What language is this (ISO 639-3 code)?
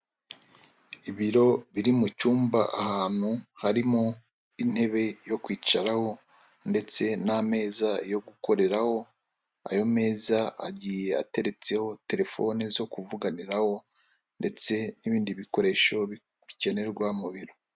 kin